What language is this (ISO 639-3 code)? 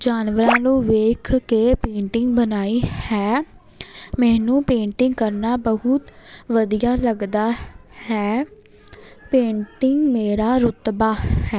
pan